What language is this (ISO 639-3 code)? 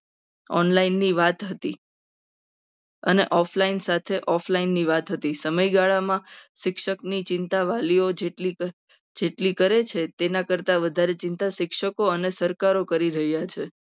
guj